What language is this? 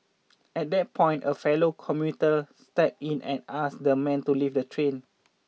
English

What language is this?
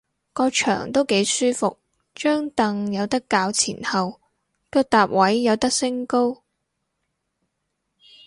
Cantonese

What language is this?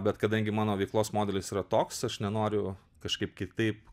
Lithuanian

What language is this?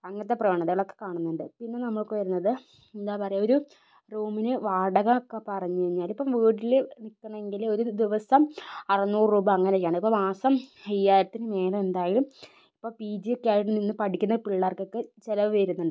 Malayalam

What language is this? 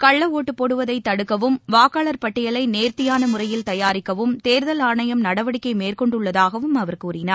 Tamil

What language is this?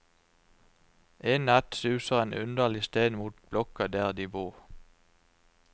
Norwegian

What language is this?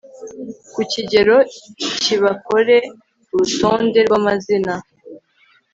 Kinyarwanda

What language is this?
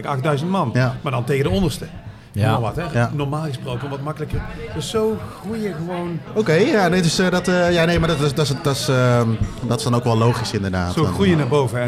Dutch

